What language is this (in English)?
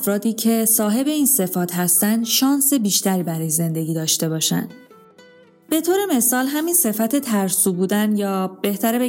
Persian